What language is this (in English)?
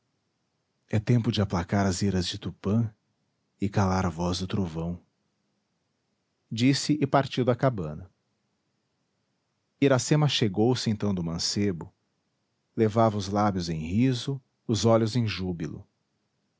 Portuguese